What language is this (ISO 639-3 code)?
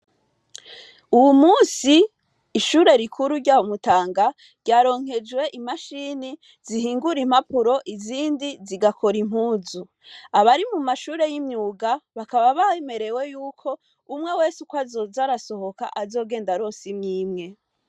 run